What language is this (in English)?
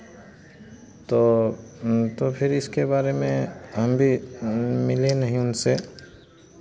Hindi